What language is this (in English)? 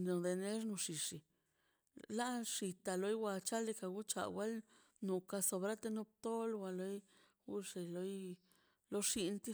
Mazaltepec Zapotec